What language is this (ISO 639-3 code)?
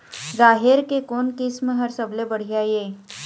hne